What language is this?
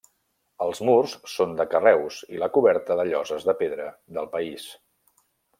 Catalan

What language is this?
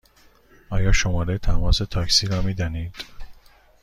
Persian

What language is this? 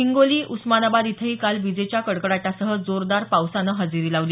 Marathi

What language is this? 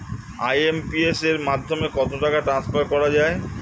Bangla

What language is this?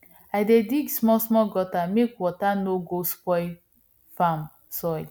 Nigerian Pidgin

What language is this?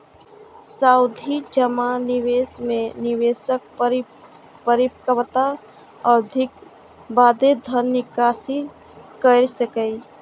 Maithili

